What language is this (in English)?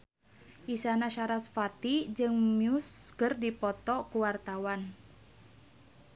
Sundanese